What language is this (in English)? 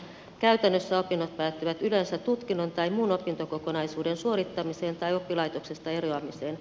Finnish